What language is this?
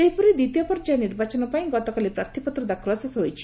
Odia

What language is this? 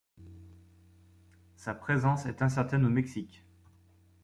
French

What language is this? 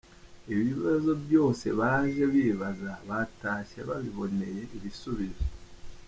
Kinyarwanda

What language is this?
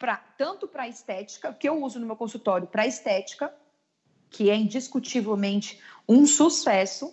Portuguese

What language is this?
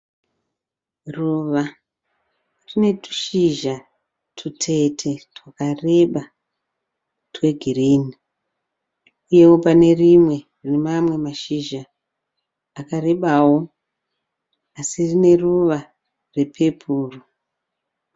Shona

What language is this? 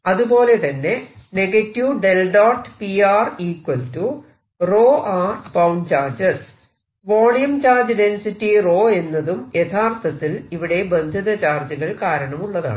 Malayalam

